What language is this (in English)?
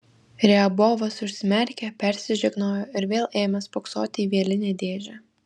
Lithuanian